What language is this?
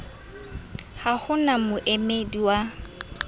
Southern Sotho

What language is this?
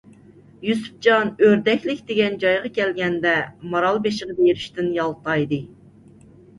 Uyghur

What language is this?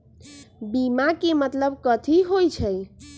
Magahi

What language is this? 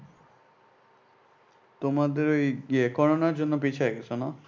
Bangla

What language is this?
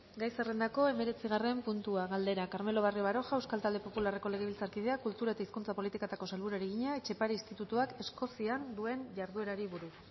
Basque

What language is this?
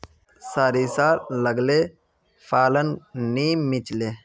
Magahi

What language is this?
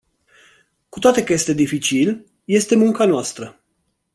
Romanian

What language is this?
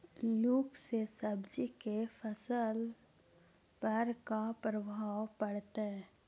Magahi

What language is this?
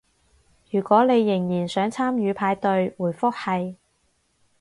Cantonese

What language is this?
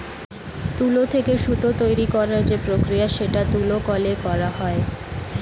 Bangla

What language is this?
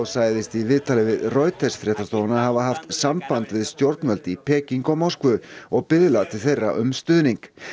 Icelandic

